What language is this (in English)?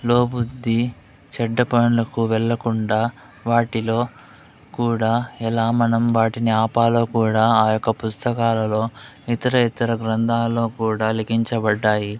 Telugu